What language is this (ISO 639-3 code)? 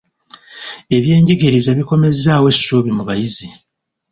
lug